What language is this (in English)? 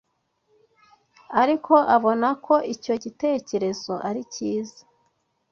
Kinyarwanda